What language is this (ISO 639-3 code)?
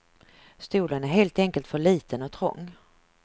swe